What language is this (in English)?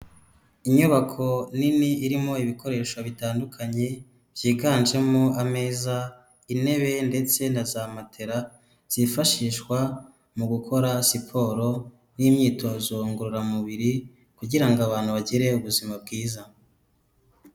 Kinyarwanda